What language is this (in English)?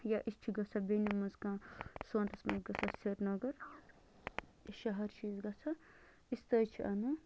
Kashmiri